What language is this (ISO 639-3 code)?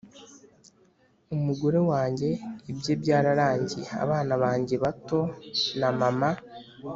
kin